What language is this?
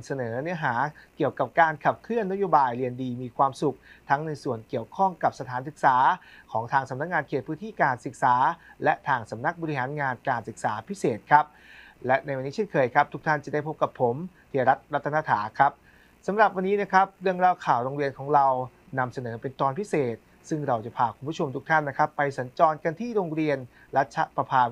Thai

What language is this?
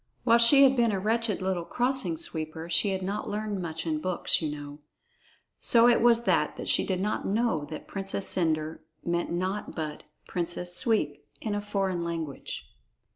English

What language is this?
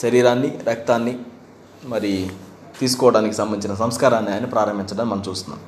Telugu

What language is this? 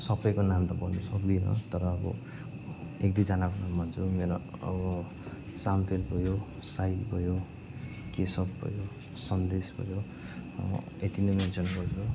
Nepali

